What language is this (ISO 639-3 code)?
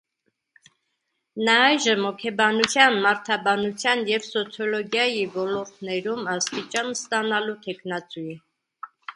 hye